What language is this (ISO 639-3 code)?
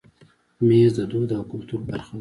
pus